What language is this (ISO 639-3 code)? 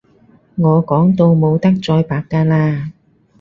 yue